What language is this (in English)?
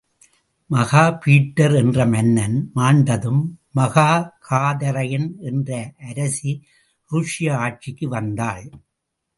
Tamil